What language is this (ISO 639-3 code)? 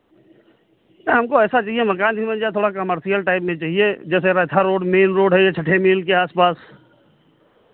hin